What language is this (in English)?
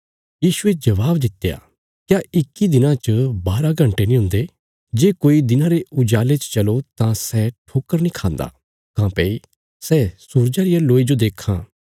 Bilaspuri